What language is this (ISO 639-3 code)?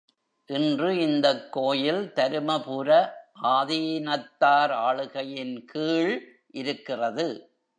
tam